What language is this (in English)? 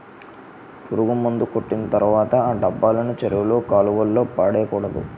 Telugu